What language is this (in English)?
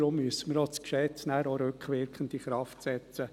Swiss German